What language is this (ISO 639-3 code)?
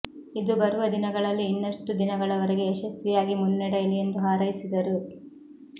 kan